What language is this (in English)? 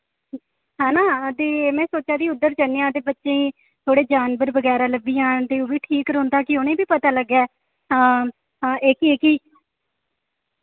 Dogri